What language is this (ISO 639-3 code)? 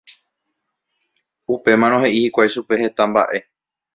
grn